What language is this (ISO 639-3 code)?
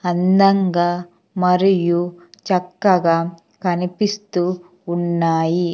tel